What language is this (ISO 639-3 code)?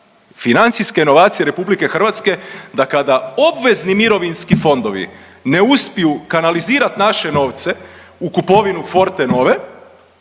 hrv